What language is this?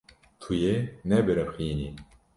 Kurdish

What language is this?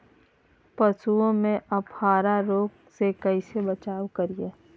Magahi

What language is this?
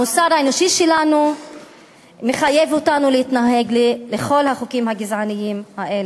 Hebrew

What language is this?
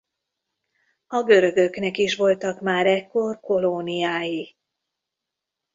Hungarian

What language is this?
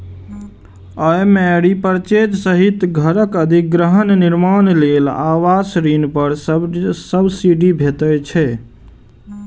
Maithili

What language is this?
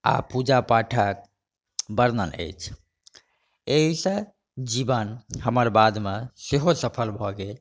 Maithili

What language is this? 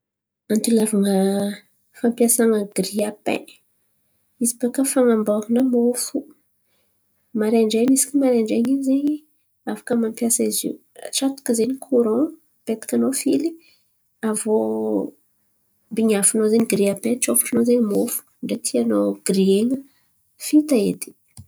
Antankarana Malagasy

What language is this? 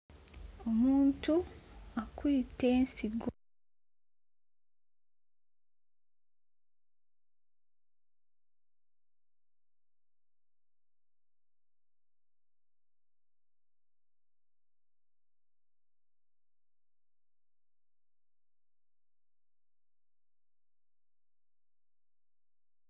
Soga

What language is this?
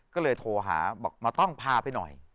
Thai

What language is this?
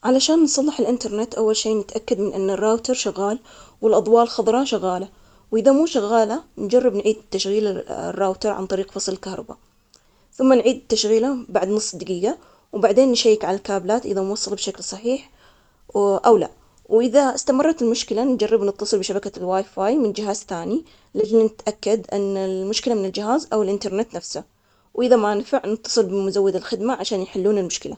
Omani Arabic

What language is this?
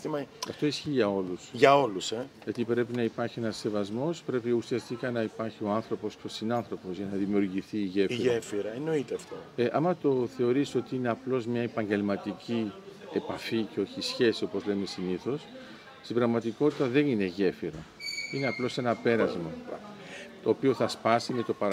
Greek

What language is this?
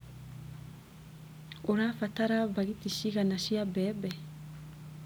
Kikuyu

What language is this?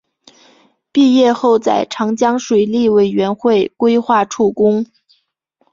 Chinese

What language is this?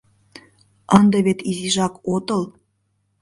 Mari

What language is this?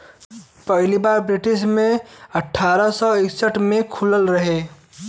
Bhojpuri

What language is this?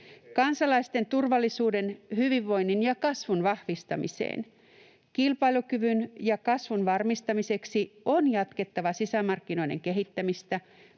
Finnish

